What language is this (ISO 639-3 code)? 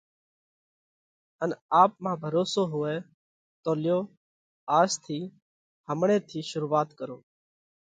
kvx